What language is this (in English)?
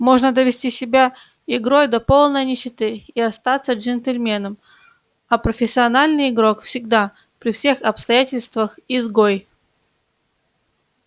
Russian